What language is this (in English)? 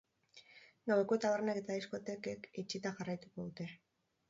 Basque